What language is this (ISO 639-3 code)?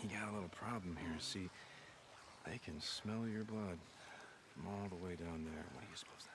tur